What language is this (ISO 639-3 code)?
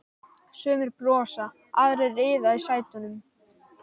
isl